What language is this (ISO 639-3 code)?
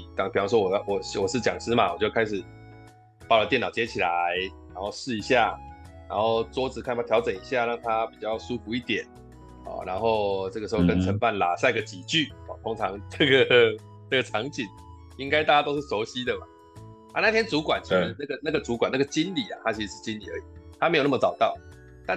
zho